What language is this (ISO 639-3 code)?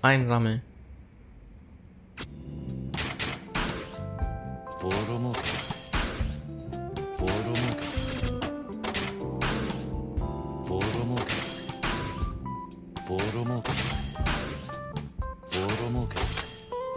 deu